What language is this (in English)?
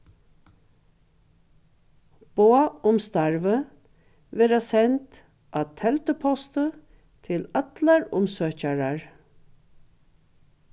Faroese